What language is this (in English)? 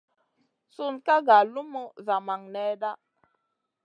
Masana